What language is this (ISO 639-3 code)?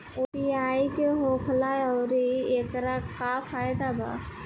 bho